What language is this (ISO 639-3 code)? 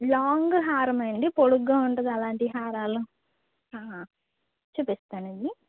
tel